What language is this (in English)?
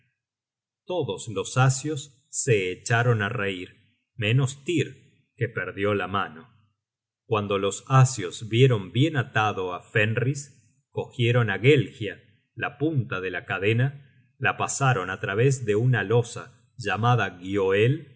Spanish